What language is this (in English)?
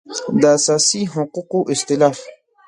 Pashto